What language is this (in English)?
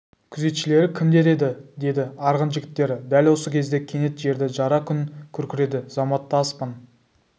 Kazakh